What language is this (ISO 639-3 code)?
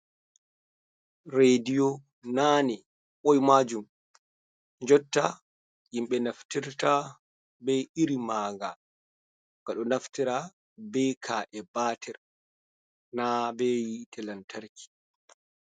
ful